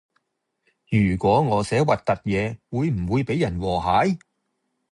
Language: Cantonese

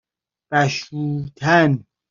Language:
Persian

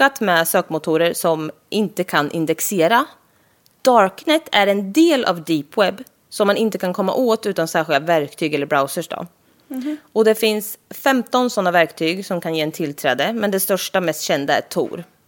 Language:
Swedish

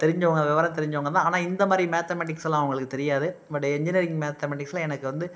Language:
Tamil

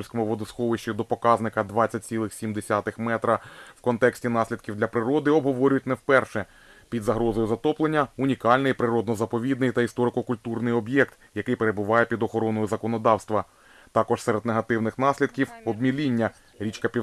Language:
Ukrainian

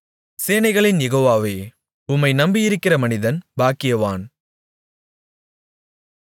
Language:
Tamil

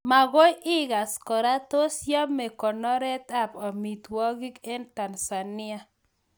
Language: Kalenjin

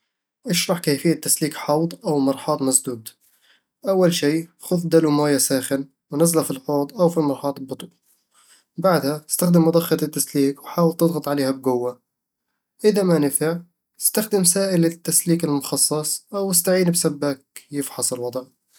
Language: Eastern Egyptian Bedawi Arabic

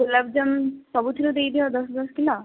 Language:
Odia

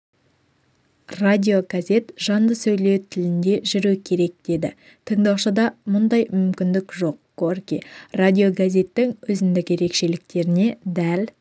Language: Kazakh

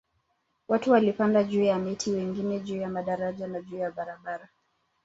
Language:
Swahili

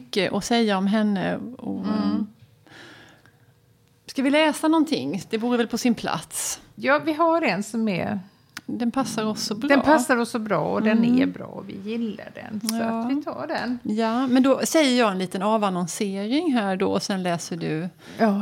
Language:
Swedish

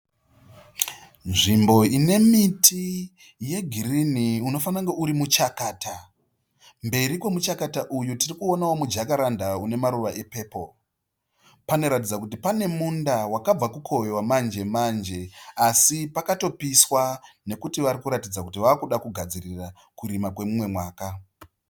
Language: Shona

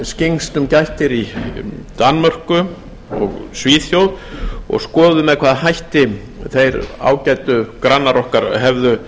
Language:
Icelandic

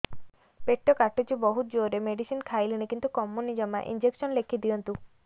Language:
Odia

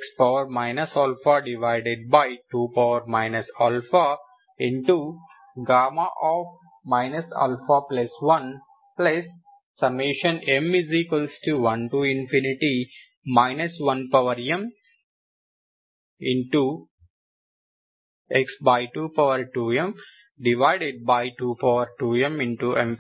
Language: Telugu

